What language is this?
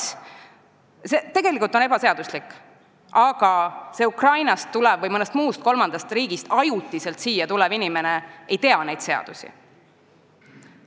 Estonian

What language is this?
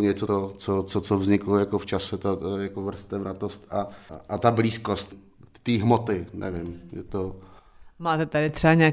Czech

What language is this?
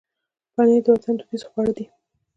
Pashto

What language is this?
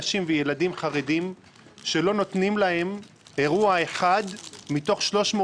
Hebrew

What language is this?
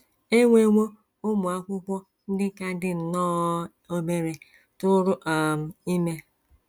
Igbo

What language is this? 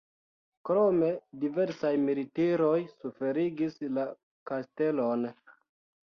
Esperanto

